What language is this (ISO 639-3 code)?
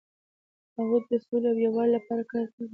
pus